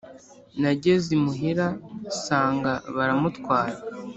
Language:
Kinyarwanda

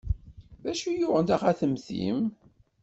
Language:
Kabyle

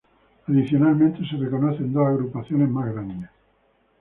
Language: Spanish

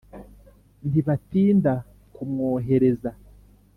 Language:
Kinyarwanda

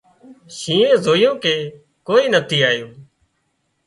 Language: Wadiyara Koli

